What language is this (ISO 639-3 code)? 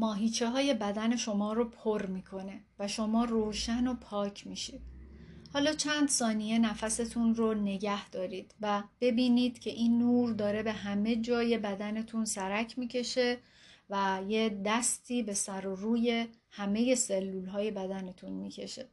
fas